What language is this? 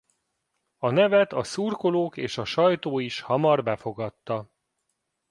Hungarian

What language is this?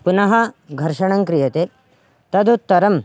Sanskrit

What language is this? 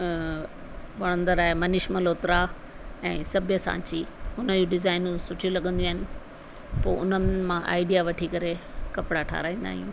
Sindhi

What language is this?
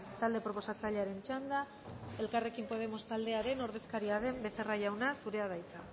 Basque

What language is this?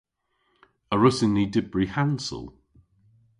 Cornish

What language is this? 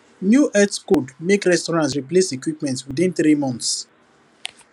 Nigerian Pidgin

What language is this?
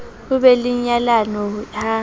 Southern Sotho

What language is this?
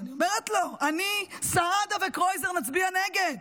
Hebrew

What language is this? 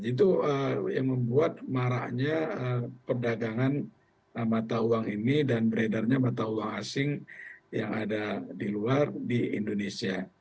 Indonesian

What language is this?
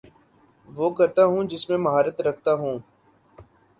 Urdu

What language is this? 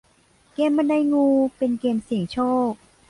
Thai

